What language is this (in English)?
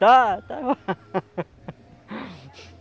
Portuguese